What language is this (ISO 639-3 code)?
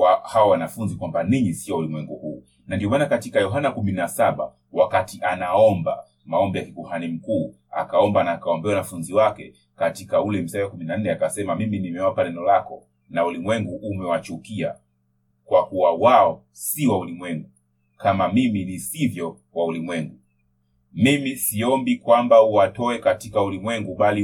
swa